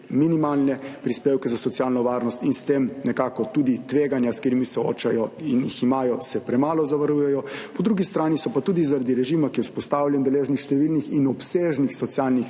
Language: Slovenian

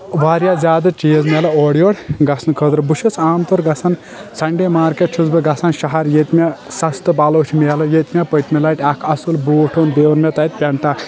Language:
Kashmiri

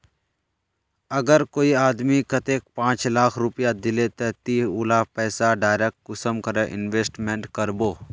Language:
Magahi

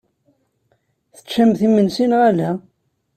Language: Kabyle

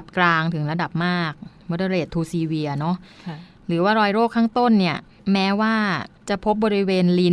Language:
Thai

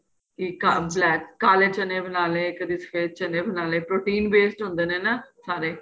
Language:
Punjabi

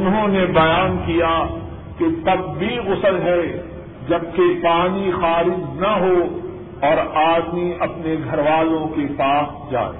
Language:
Urdu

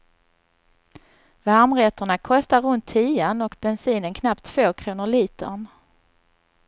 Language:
Swedish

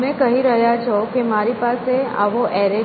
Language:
Gujarati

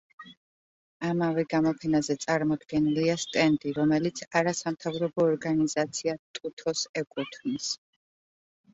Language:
Georgian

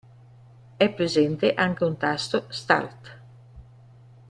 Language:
Italian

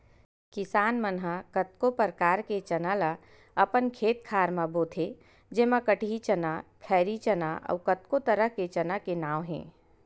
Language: Chhattisgarhi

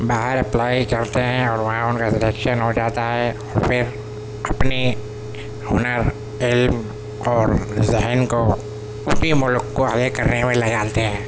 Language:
Urdu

